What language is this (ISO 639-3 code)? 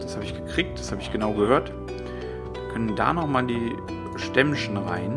deu